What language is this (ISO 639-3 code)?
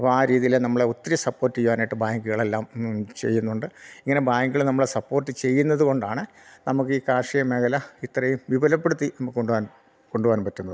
mal